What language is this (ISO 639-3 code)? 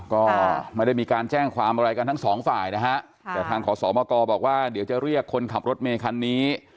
tha